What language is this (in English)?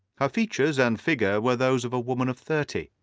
English